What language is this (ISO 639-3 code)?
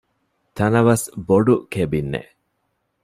div